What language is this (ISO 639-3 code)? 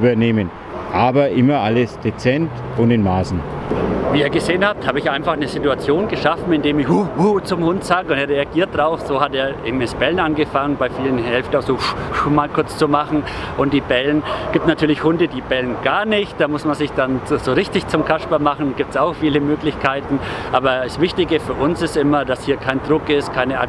deu